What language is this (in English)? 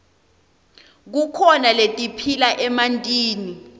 Swati